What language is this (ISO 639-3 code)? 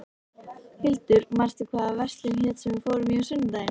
isl